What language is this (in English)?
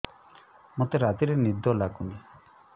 Odia